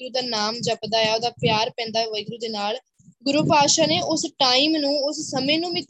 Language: Punjabi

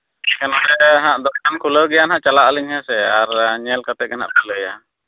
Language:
Santali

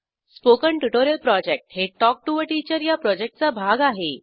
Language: Marathi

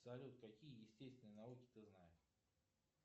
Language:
Russian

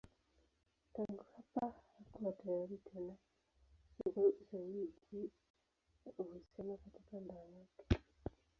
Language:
Swahili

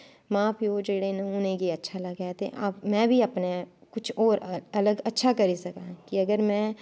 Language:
Dogri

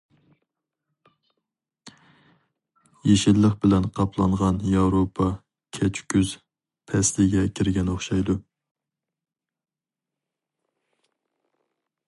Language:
Uyghur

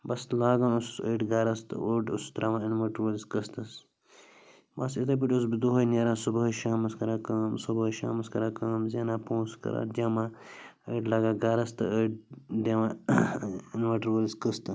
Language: Kashmiri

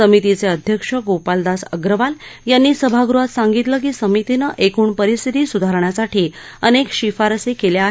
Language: Marathi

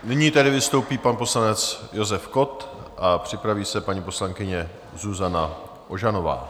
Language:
Czech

